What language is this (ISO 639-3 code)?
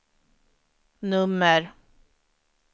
swe